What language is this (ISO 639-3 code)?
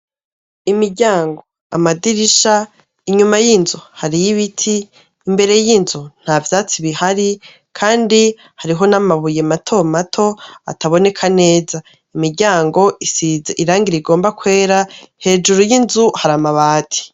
run